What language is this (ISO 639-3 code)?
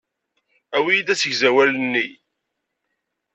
kab